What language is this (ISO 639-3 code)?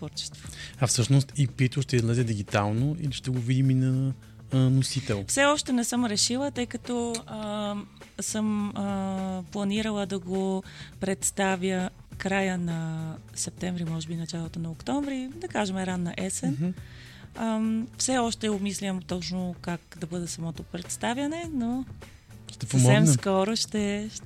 bul